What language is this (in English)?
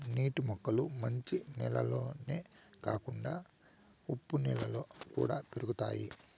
Telugu